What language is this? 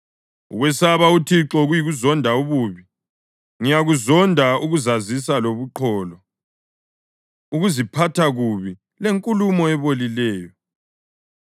North Ndebele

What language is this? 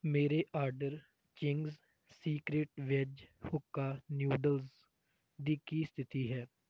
Punjabi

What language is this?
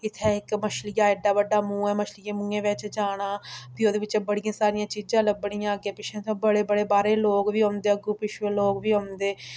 Dogri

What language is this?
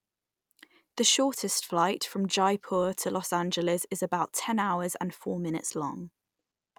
English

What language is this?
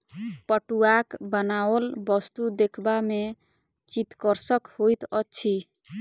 Maithili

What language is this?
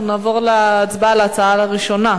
Hebrew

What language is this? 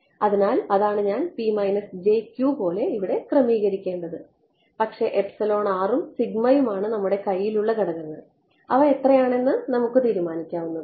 Malayalam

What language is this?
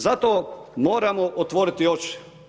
Croatian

